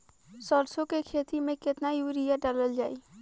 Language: Bhojpuri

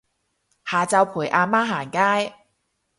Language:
Cantonese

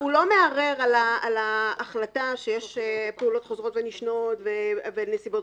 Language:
Hebrew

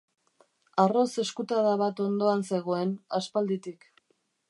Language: Basque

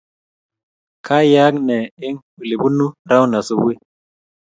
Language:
Kalenjin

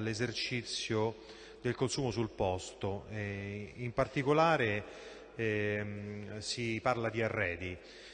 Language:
Italian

